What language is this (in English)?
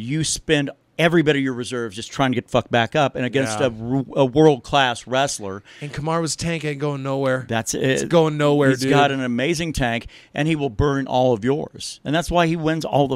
English